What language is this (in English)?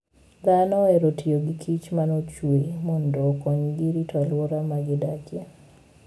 Luo (Kenya and Tanzania)